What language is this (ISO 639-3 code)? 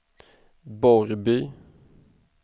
swe